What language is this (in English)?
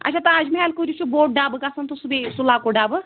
Kashmiri